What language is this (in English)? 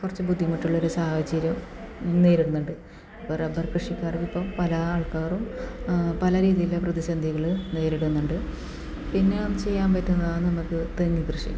Malayalam